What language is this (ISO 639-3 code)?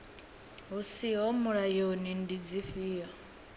ven